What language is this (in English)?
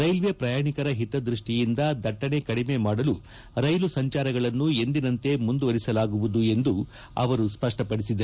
Kannada